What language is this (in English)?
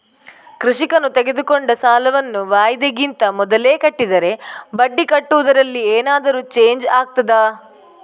Kannada